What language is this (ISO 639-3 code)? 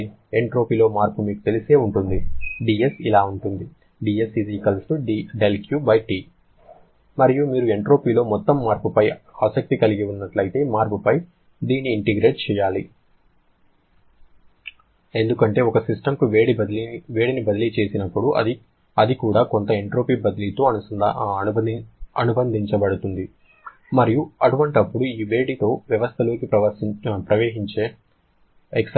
tel